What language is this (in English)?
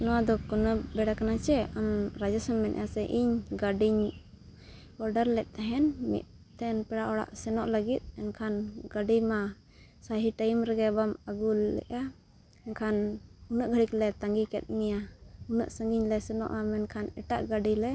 Santali